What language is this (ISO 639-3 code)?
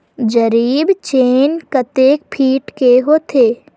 hne